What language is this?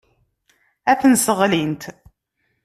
Kabyle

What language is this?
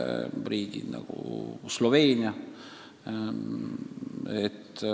Estonian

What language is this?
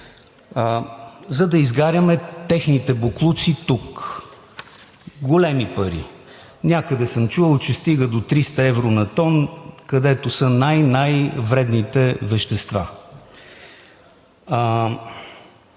Bulgarian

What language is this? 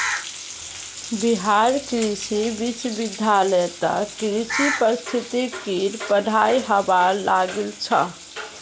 Magahi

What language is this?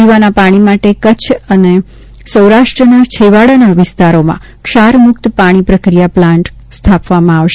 Gujarati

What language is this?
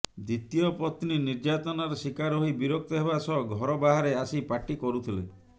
Odia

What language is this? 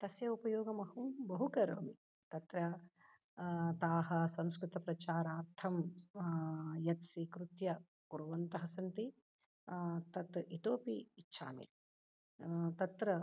Sanskrit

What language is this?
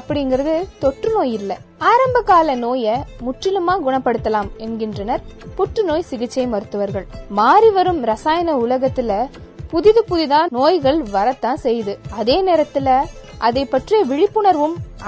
Tamil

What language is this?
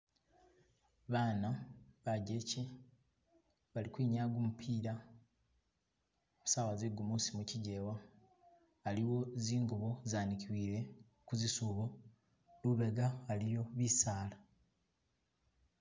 Masaaba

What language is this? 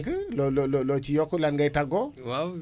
Wolof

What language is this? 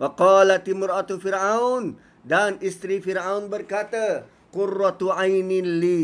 Malay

